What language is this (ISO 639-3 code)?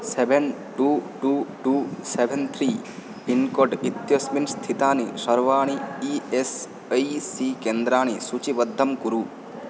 san